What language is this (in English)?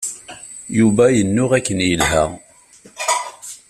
Kabyle